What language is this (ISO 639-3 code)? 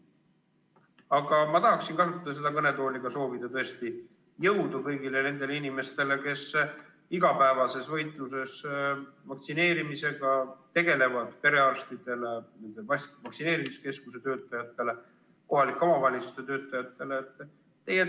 est